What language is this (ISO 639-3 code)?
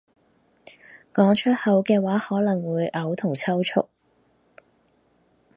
yue